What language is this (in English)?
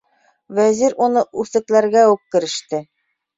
Bashkir